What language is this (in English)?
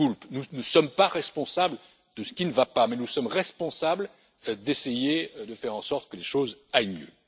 French